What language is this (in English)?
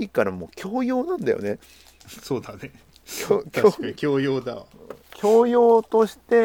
Japanese